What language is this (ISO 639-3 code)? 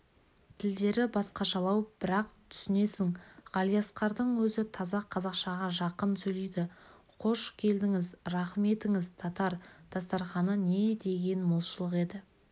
kaz